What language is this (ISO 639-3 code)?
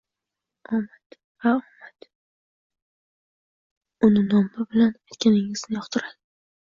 uzb